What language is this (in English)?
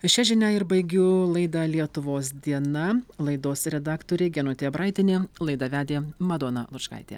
Lithuanian